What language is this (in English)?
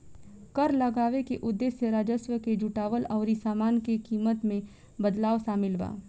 Bhojpuri